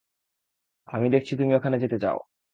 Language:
Bangla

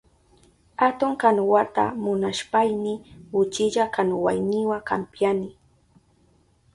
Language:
Southern Pastaza Quechua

